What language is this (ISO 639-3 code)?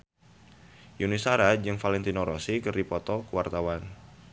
sun